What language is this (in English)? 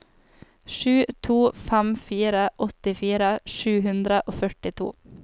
Norwegian